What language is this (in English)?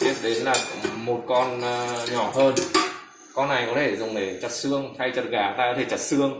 Vietnamese